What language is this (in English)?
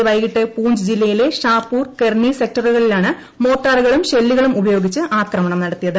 Malayalam